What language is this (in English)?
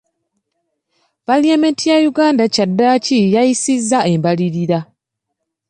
Ganda